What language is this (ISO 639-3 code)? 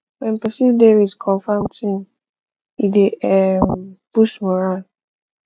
pcm